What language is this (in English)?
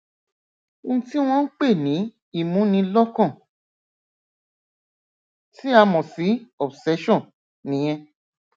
Yoruba